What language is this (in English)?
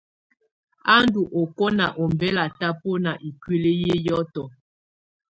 Tunen